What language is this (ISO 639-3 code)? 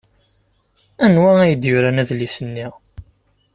kab